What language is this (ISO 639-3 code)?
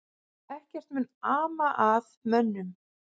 isl